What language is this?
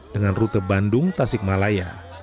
Indonesian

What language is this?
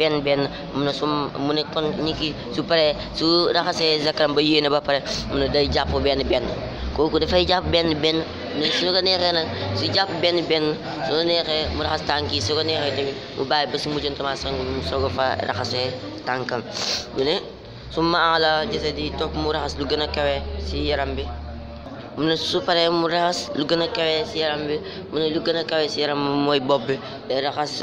Indonesian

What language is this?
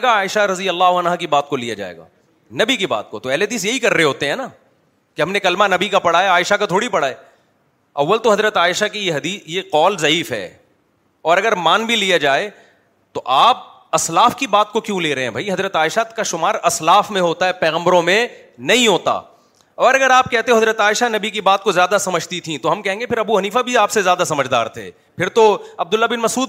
Urdu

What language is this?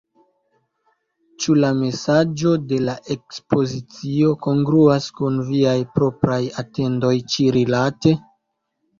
Esperanto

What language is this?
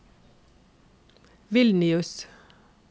Norwegian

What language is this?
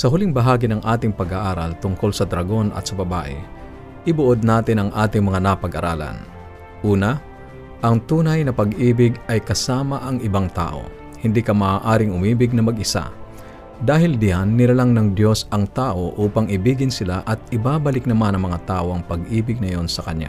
Filipino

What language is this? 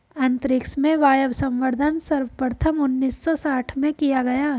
Hindi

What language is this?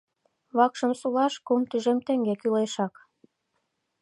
Mari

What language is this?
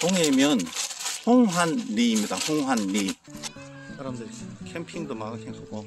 Korean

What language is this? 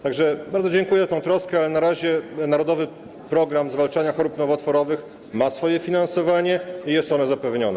Polish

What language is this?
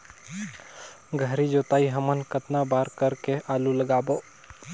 Chhattisgarhi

